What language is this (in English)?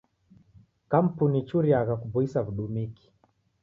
Taita